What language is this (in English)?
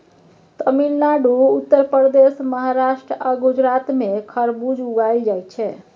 Maithili